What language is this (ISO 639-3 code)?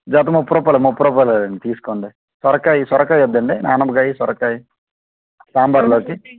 tel